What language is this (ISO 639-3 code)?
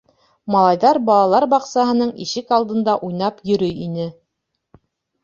bak